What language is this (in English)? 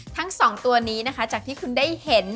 Thai